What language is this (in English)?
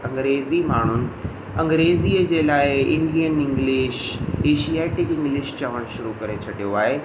Sindhi